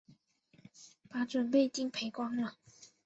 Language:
Chinese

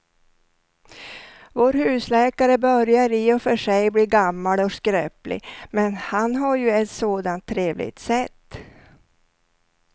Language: Swedish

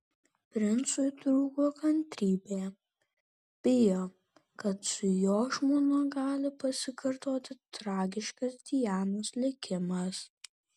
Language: Lithuanian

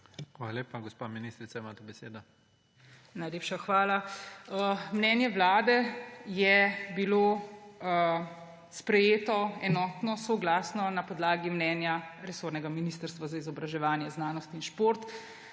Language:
Slovenian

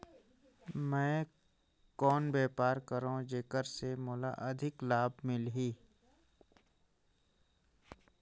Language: Chhattisgarhi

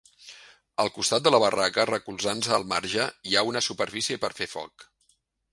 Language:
Catalan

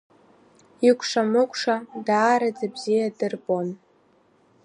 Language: Abkhazian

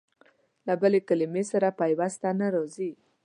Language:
Pashto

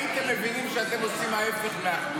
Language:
Hebrew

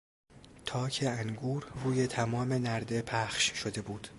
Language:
Persian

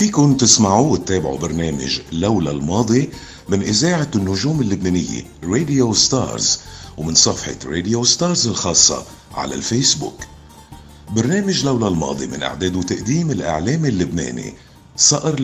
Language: Arabic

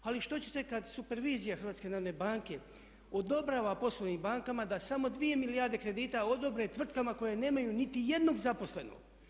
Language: Croatian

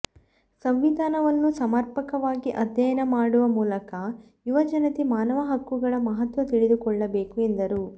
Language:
Kannada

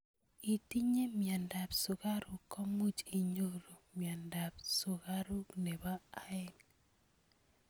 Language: Kalenjin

